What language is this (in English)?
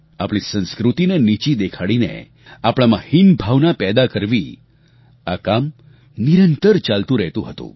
Gujarati